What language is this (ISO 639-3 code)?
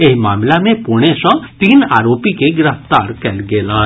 mai